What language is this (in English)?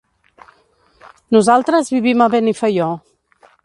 Catalan